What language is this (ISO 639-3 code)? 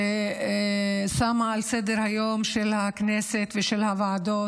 heb